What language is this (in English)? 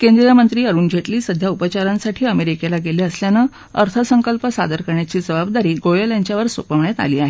Marathi